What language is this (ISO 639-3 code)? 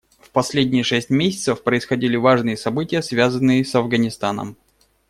rus